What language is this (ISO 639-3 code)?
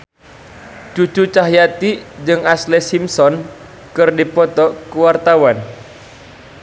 sun